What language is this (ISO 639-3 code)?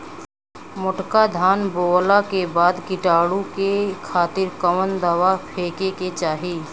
bho